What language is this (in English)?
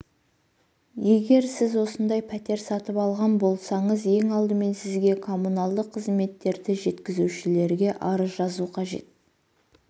Kazakh